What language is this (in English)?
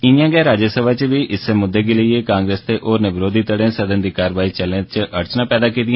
Dogri